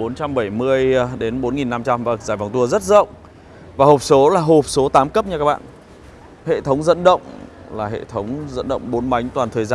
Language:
Vietnamese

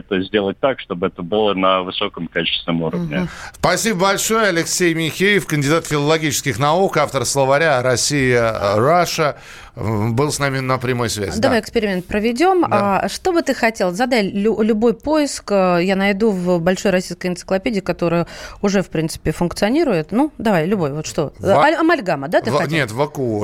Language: Russian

